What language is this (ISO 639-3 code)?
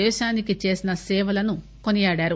tel